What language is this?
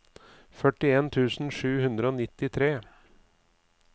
Norwegian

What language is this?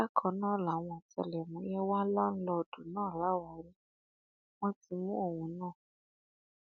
Yoruba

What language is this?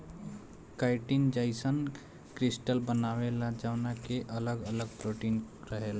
Bhojpuri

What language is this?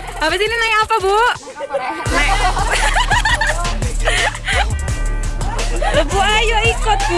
Indonesian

